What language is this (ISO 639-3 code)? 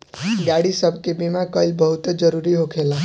bho